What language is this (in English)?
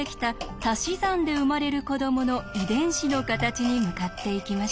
Japanese